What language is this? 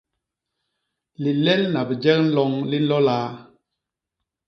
Basaa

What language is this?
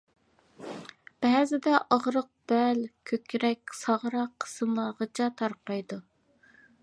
Uyghur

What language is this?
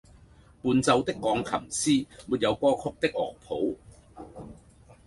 Cantonese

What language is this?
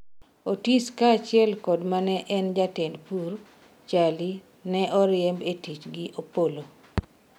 Luo (Kenya and Tanzania)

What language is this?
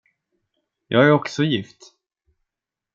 Swedish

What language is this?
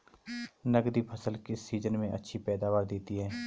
Hindi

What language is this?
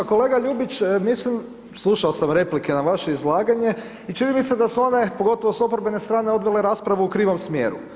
Croatian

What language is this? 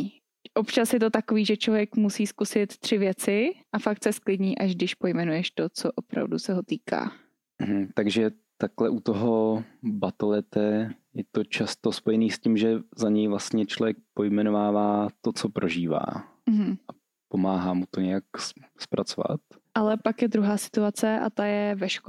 Czech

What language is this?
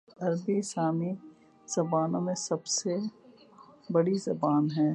Urdu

